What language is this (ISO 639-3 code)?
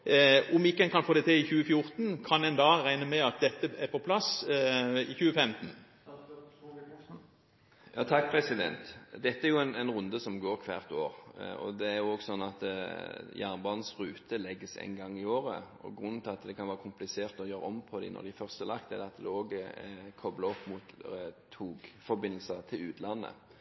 nob